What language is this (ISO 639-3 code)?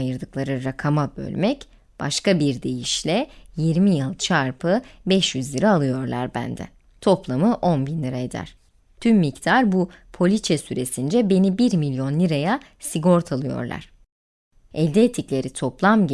tur